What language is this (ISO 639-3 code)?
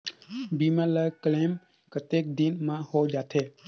hne